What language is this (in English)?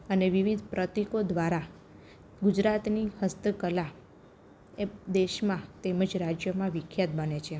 Gujarati